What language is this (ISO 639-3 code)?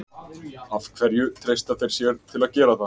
isl